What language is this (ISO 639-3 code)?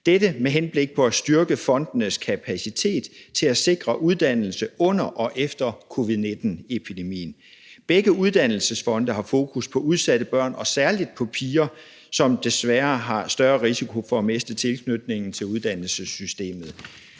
dan